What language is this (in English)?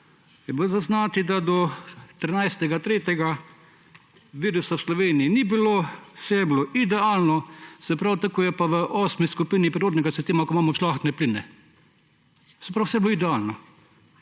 Slovenian